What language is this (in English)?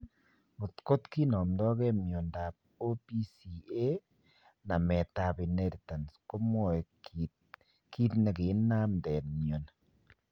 Kalenjin